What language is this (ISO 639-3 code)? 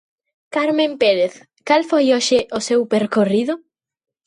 glg